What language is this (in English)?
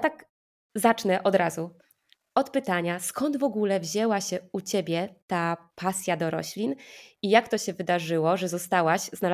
Polish